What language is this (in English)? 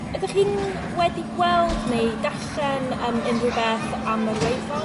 Welsh